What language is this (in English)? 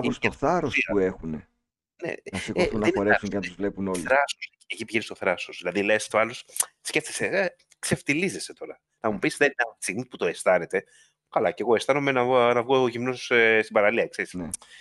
Greek